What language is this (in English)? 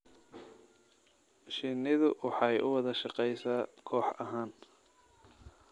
Somali